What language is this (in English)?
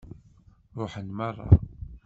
Kabyle